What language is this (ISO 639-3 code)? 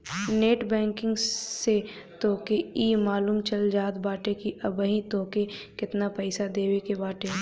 bho